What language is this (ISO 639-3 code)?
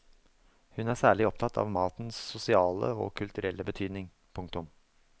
nor